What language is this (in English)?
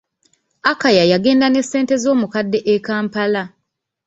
Ganda